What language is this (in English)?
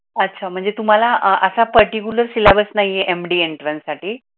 Marathi